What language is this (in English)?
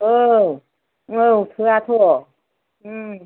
Bodo